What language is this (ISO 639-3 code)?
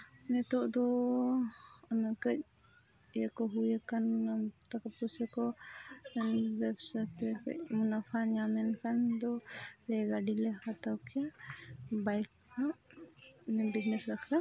sat